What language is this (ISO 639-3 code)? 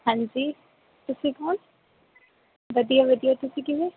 pan